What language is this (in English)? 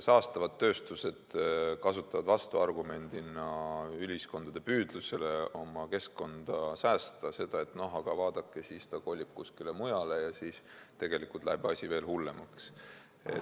Estonian